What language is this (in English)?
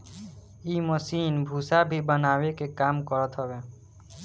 Bhojpuri